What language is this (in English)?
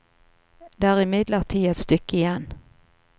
Norwegian